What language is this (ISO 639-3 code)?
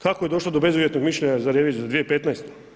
hrv